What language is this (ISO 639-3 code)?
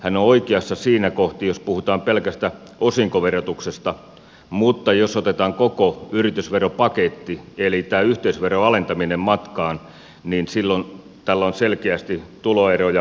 fin